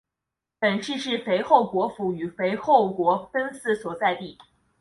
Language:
Chinese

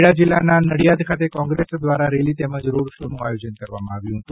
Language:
Gujarati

